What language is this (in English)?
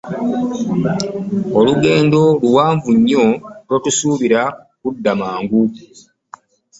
Ganda